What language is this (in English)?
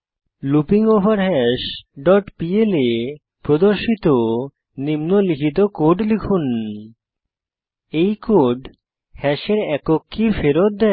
Bangla